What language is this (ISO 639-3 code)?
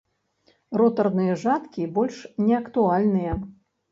bel